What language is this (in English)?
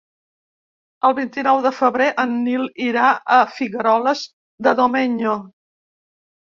Catalan